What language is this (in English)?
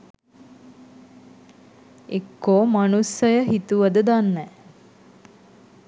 Sinhala